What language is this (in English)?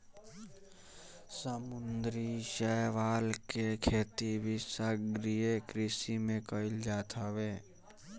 Bhojpuri